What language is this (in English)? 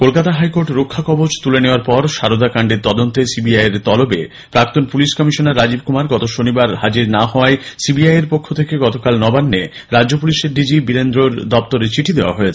Bangla